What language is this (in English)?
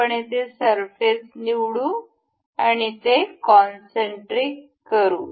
Marathi